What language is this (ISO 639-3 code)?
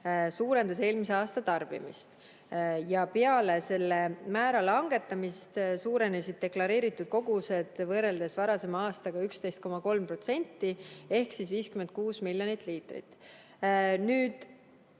est